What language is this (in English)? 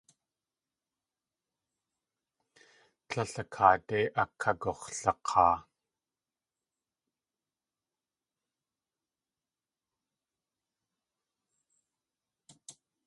Tlingit